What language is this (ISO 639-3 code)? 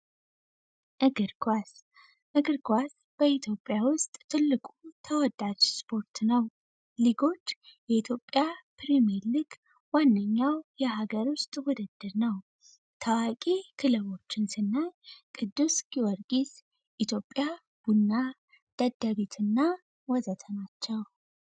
amh